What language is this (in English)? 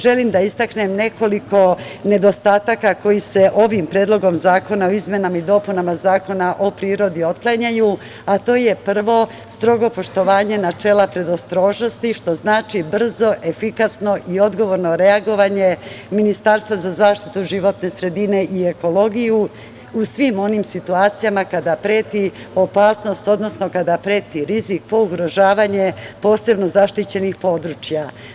Serbian